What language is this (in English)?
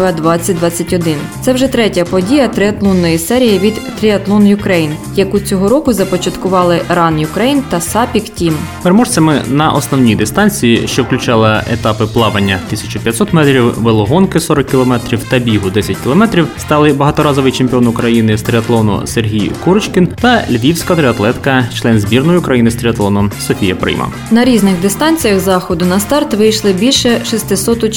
Ukrainian